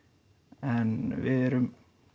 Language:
Icelandic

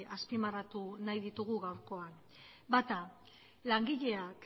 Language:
Basque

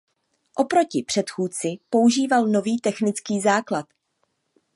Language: Czech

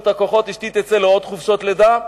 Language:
Hebrew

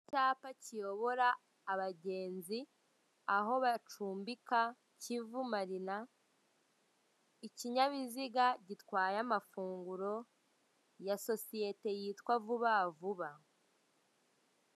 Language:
Kinyarwanda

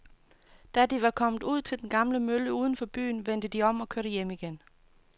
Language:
Danish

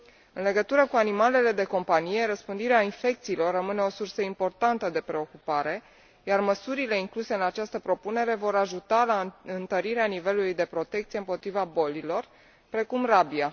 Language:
Romanian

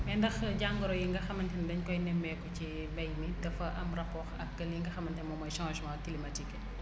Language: Wolof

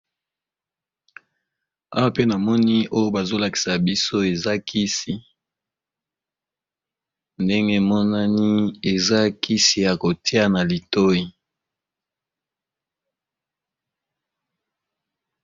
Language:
Lingala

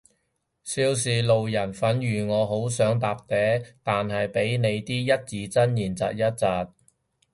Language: Cantonese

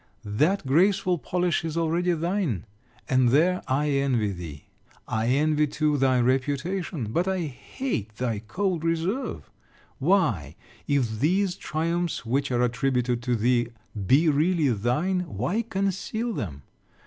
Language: English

